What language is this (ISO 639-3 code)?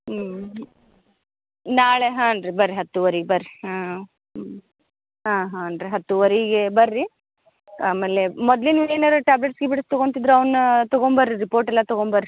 kan